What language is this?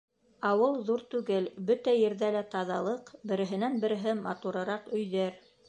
Bashkir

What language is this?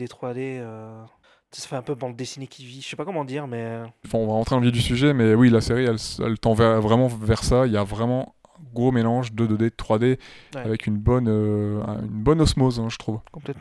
French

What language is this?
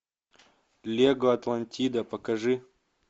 Russian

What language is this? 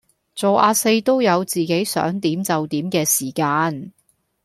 Cantonese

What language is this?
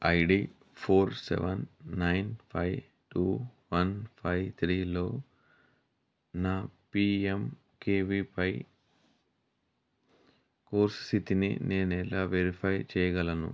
Telugu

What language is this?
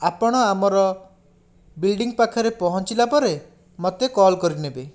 Odia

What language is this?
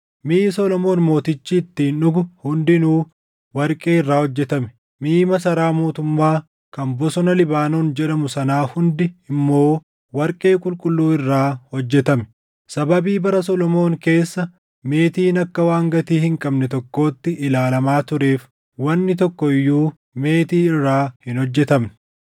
Oromo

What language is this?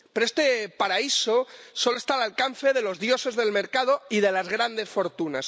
Spanish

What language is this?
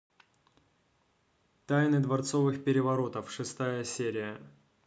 Russian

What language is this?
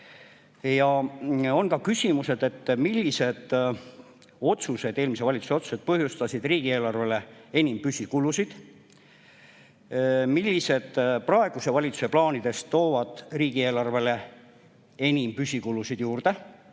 Estonian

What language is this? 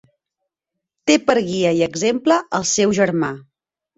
Catalan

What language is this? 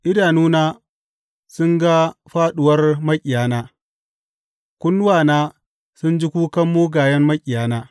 Hausa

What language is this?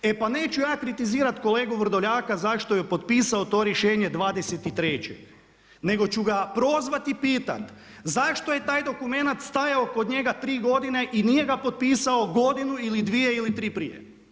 Croatian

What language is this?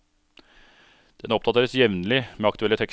Norwegian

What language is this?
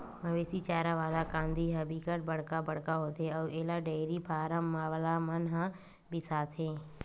Chhattisgarhi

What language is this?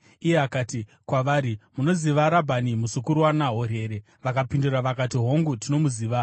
Shona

